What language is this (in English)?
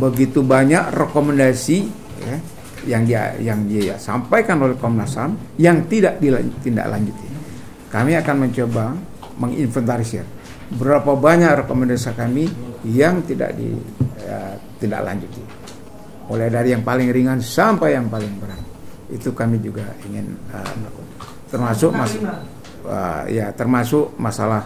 Indonesian